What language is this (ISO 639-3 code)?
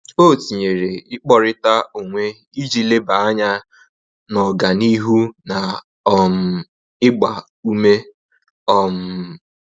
ibo